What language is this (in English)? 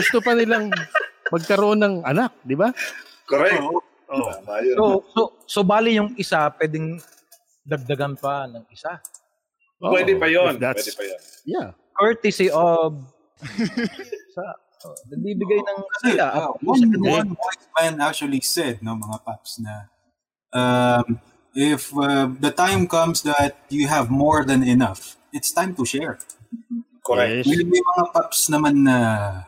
Filipino